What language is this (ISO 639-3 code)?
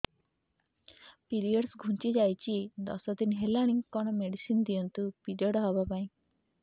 ori